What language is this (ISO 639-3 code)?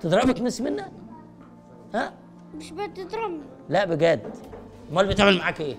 ara